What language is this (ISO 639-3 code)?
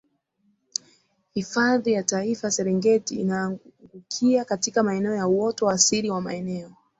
swa